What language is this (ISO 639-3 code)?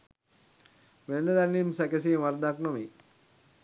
sin